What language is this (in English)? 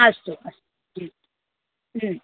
Sanskrit